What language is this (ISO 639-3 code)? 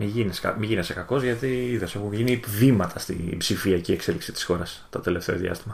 ell